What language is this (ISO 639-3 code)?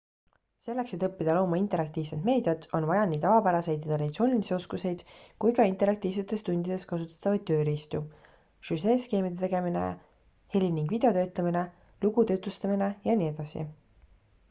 est